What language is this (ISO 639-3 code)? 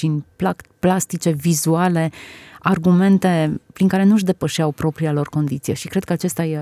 ron